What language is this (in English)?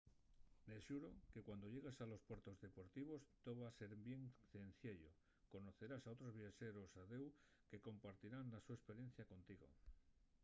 Asturian